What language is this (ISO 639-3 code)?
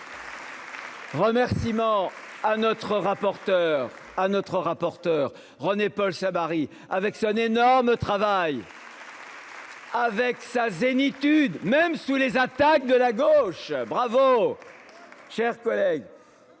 fra